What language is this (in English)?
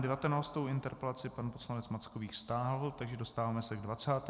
Czech